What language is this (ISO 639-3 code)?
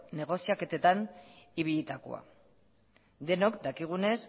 eus